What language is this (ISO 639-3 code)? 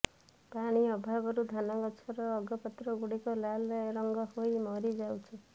ori